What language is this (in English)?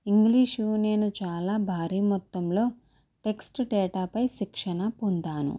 Telugu